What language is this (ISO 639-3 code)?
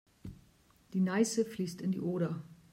deu